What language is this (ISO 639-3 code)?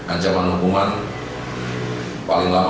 ind